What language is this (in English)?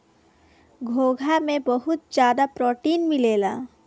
Bhojpuri